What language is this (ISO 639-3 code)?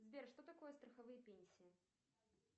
rus